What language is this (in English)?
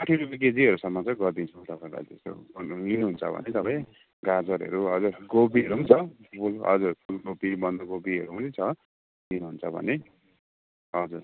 Nepali